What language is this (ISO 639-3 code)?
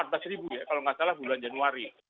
ind